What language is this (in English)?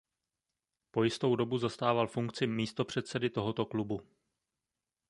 Czech